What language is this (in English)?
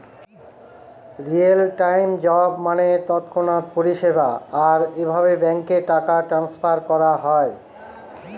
Bangla